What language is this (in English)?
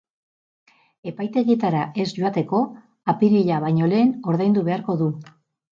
Basque